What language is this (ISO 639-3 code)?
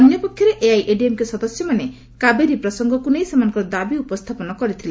ori